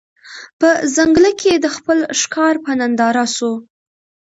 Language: Pashto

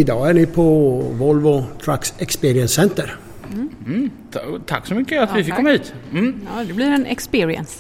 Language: Swedish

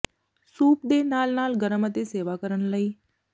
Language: Punjabi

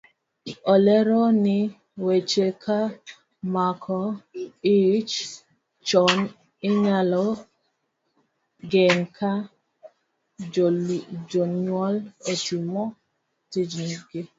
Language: Luo (Kenya and Tanzania)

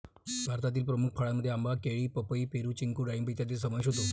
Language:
Marathi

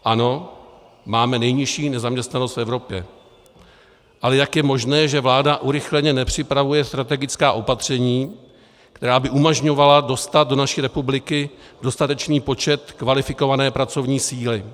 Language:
Czech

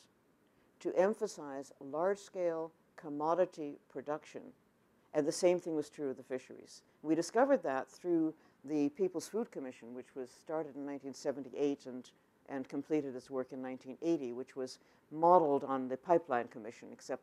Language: English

